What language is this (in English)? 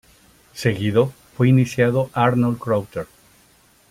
Spanish